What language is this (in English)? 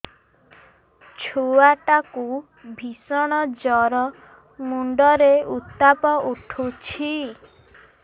Odia